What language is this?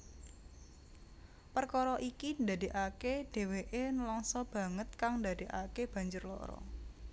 Javanese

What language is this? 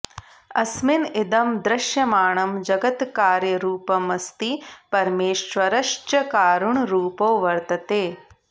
Sanskrit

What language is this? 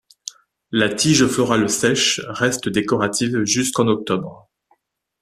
French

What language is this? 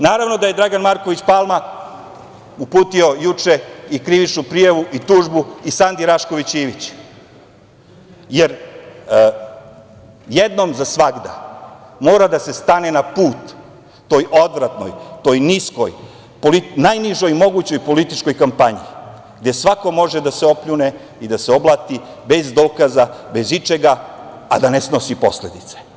Serbian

